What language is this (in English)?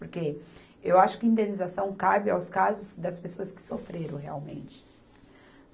Portuguese